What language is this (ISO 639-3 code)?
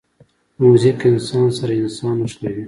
pus